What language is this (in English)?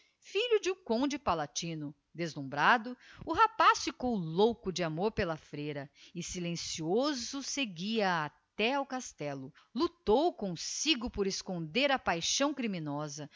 Portuguese